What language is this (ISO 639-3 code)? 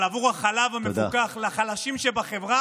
heb